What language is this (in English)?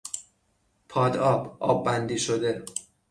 Persian